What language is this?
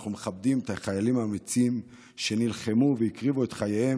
Hebrew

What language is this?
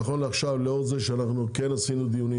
Hebrew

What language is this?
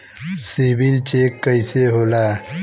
Bhojpuri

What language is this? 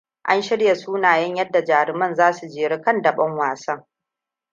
Hausa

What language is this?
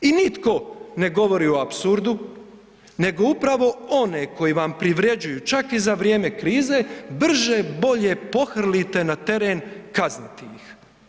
Croatian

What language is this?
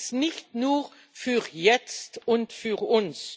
German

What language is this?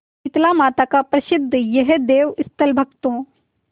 Hindi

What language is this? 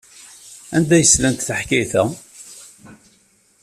Kabyle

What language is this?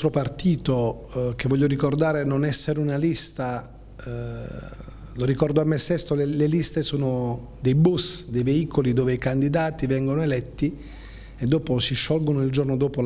Italian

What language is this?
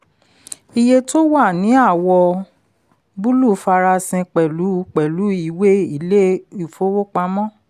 Yoruba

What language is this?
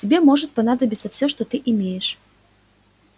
Russian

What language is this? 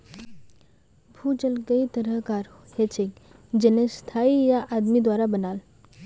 Magahi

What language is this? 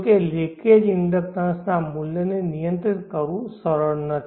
Gujarati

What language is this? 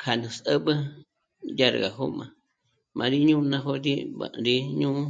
Michoacán Mazahua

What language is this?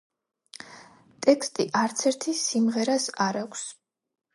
Georgian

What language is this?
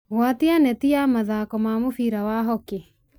Kikuyu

